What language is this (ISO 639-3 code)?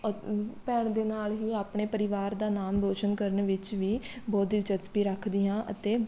pan